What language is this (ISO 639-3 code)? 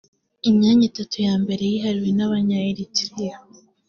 kin